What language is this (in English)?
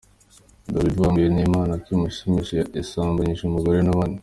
Kinyarwanda